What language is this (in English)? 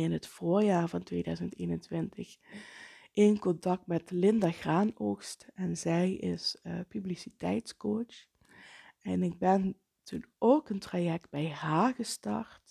Dutch